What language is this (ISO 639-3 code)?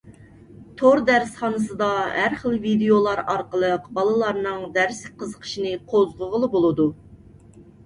uig